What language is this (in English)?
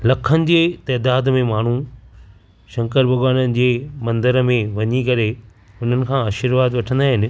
Sindhi